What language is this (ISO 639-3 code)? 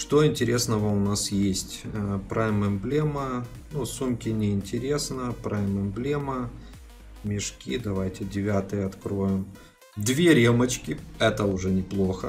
rus